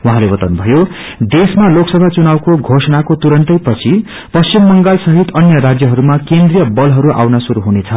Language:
Nepali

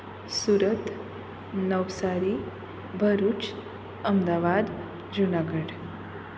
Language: Gujarati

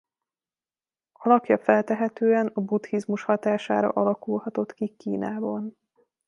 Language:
Hungarian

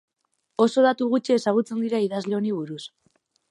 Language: Basque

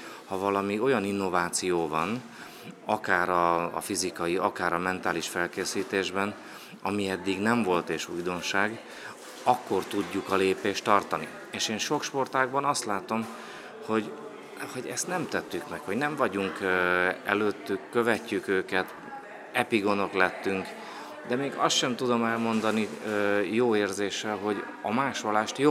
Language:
Hungarian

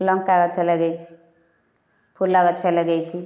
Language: Odia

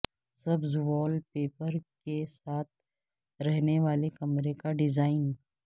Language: Urdu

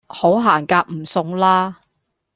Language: Cantonese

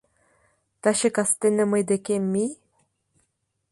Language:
Mari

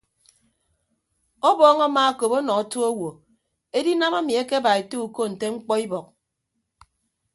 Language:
Ibibio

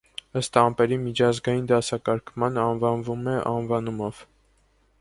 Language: Armenian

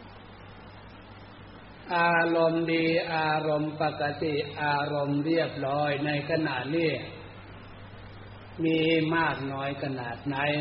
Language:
Thai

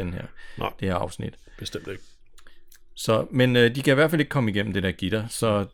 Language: Danish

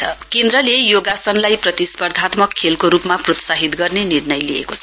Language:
Nepali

